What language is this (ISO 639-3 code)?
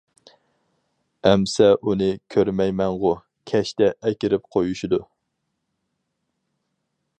uig